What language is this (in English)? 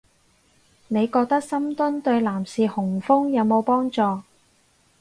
Cantonese